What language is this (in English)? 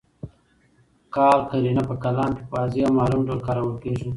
Pashto